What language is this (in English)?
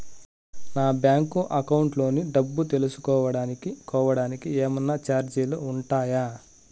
Telugu